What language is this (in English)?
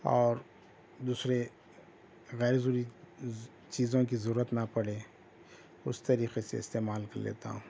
Urdu